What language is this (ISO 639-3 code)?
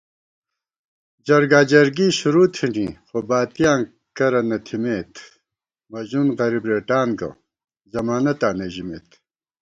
gwt